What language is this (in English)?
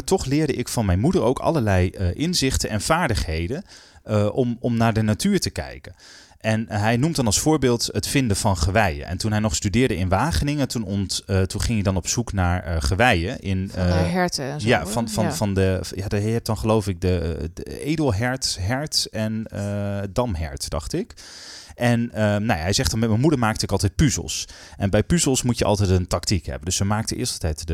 Dutch